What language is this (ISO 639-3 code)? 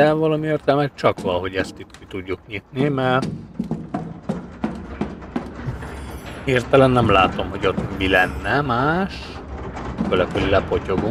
hun